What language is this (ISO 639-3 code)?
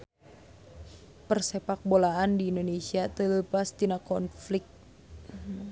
sun